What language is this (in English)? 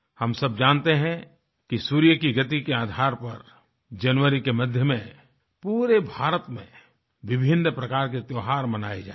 Hindi